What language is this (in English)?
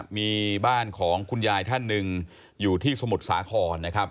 Thai